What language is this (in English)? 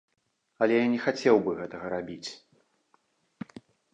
Belarusian